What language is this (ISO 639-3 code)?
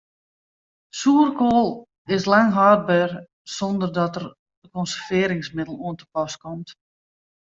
fry